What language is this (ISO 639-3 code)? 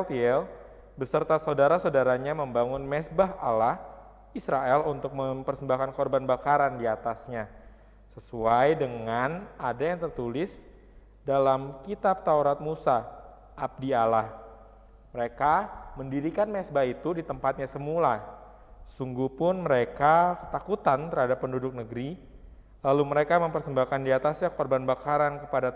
ind